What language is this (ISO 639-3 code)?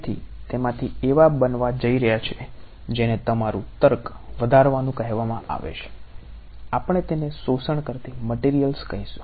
guj